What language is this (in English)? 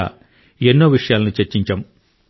Telugu